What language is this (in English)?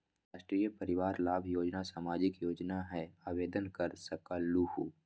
Magahi